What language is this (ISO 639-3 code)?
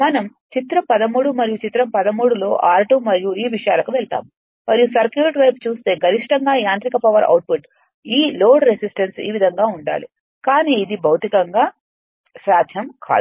tel